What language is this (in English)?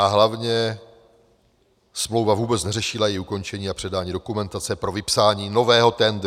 Czech